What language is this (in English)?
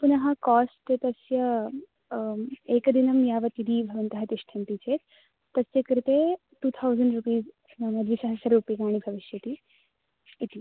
Sanskrit